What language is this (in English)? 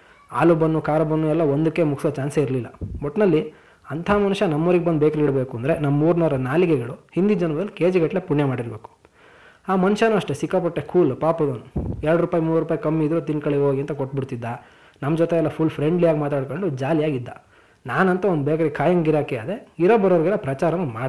Kannada